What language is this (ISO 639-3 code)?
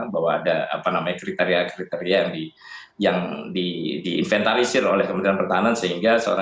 ind